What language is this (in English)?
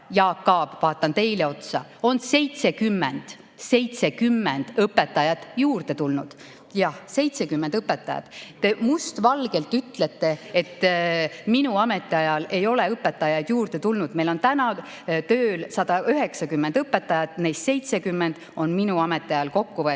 Estonian